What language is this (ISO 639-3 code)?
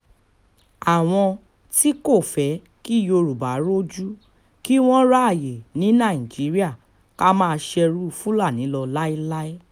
yor